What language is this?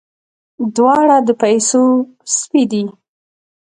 Pashto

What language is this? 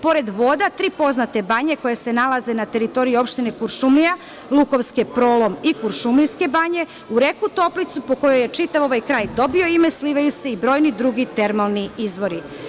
Serbian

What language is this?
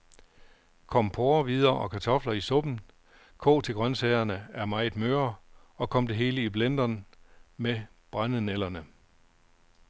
Danish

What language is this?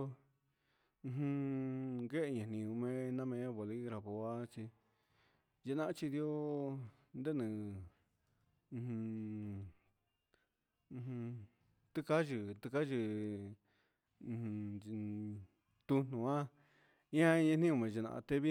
Huitepec Mixtec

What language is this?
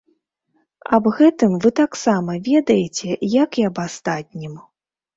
Belarusian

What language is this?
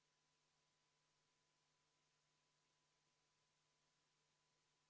Estonian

